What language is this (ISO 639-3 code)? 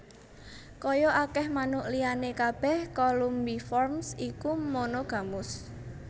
jav